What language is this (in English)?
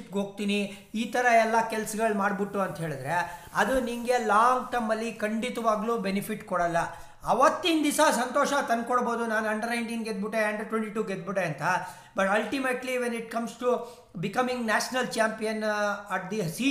Kannada